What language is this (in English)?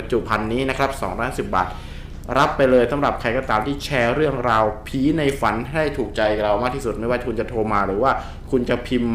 Thai